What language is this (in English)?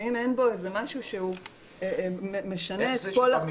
Hebrew